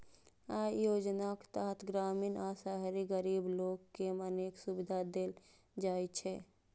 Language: Maithili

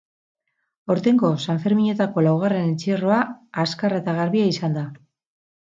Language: Basque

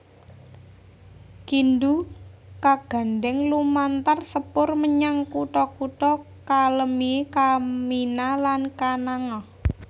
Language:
Javanese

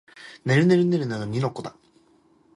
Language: Japanese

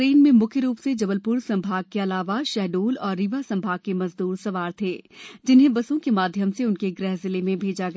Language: Hindi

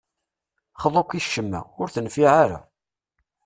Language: Kabyle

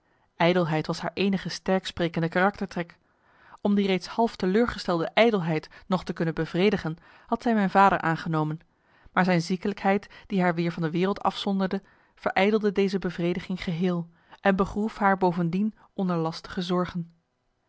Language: Dutch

